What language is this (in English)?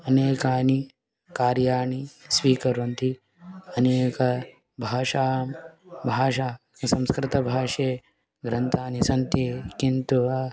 Sanskrit